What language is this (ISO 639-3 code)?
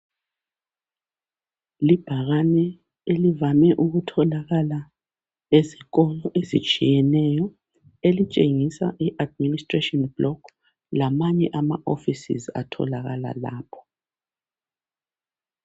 nde